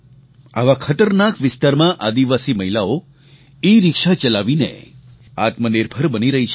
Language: Gujarati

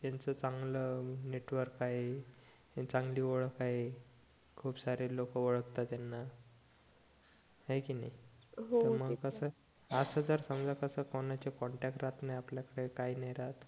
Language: Marathi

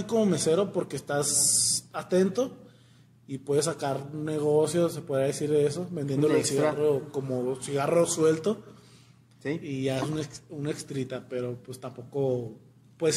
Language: Spanish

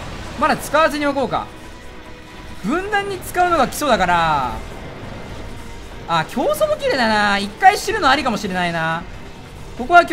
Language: Japanese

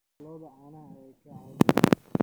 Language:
Somali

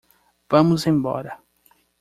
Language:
Portuguese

